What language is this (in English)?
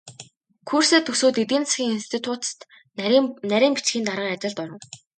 Mongolian